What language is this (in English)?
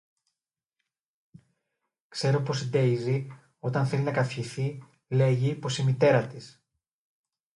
Greek